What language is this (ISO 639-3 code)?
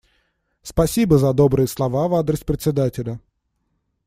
rus